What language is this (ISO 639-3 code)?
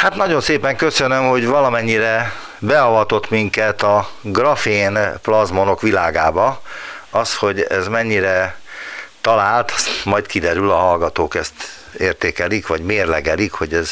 hun